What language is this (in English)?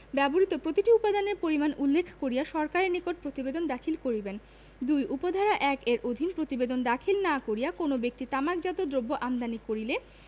Bangla